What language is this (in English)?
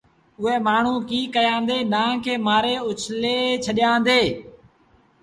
Sindhi Bhil